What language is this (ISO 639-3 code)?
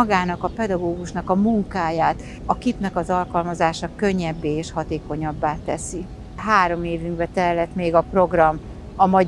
hun